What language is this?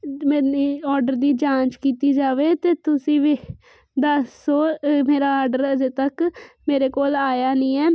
Punjabi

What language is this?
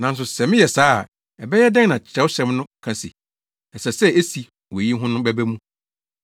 Akan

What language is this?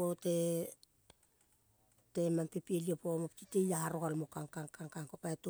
Kol (Papua New Guinea)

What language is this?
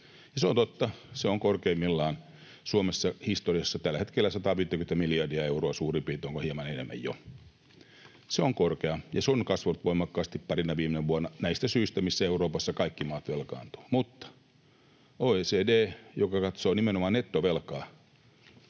Finnish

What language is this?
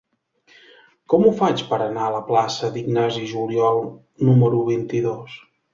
Catalan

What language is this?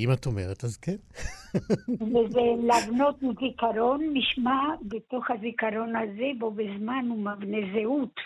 Hebrew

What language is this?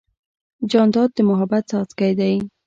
Pashto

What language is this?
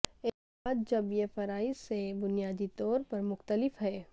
Urdu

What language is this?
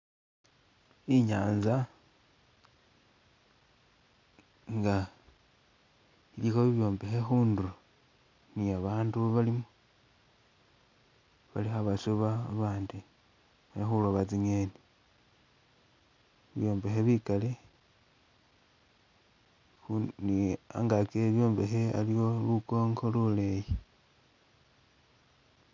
Masaaba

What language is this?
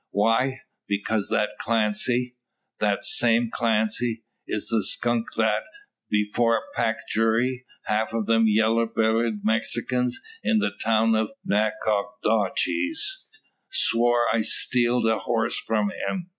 English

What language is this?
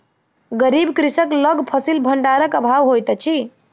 Maithili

